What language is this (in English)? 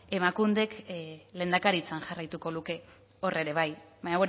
Basque